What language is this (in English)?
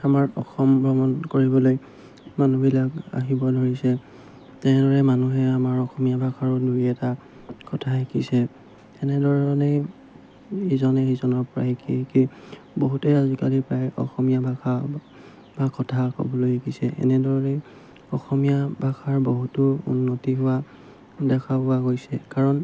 Assamese